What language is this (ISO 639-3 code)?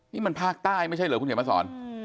tha